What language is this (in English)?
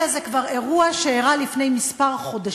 Hebrew